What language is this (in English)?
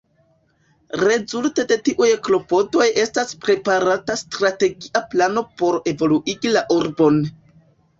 Esperanto